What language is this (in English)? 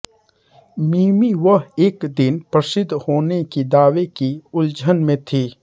Hindi